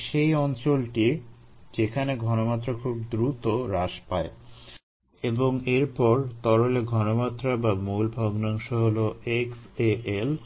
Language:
Bangla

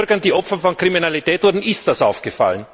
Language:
German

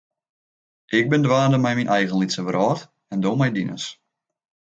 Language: Western Frisian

